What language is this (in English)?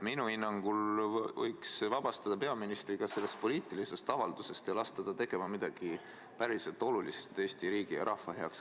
Estonian